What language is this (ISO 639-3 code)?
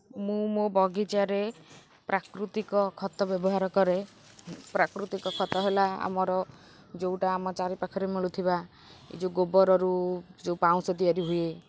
ori